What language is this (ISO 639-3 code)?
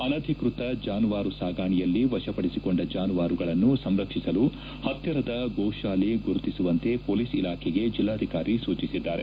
kan